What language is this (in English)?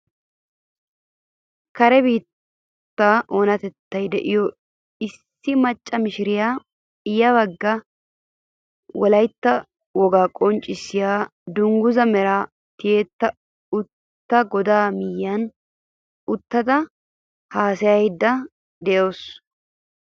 Wolaytta